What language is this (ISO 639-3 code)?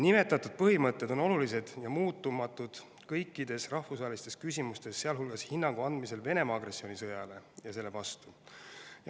est